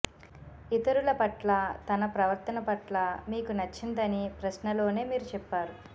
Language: Telugu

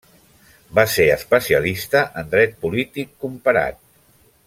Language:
Catalan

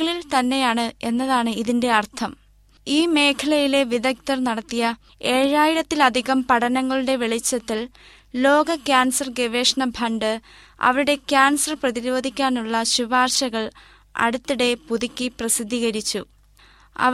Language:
Malayalam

